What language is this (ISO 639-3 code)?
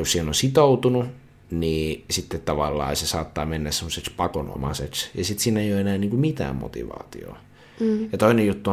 fin